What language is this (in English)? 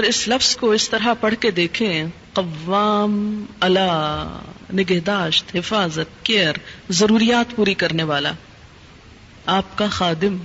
Urdu